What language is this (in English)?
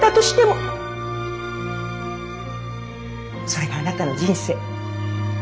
Japanese